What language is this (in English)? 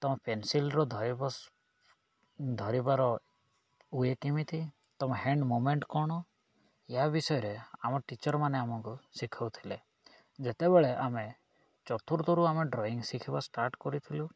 Odia